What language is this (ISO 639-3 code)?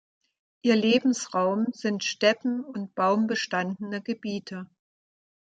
deu